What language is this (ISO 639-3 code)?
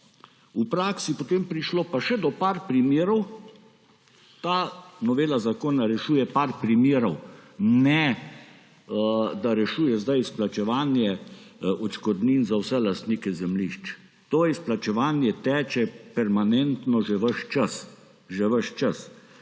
slv